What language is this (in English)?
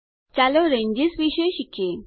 Gujarati